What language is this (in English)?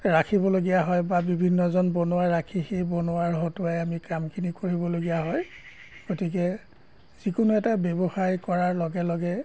Assamese